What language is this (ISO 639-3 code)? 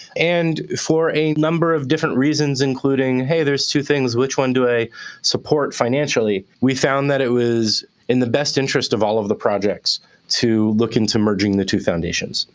eng